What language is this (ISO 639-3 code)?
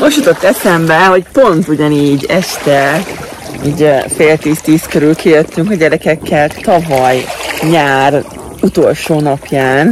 hun